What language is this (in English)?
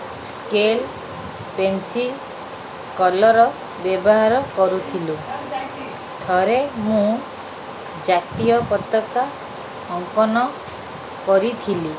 Odia